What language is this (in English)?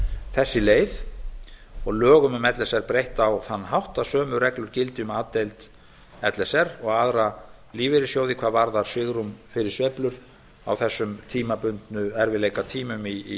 Icelandic